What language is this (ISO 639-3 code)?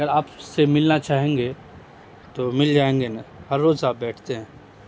urd